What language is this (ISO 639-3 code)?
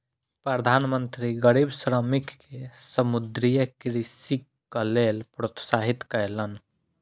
mai